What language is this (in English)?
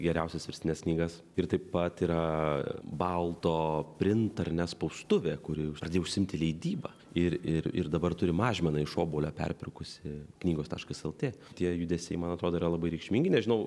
Lithuanian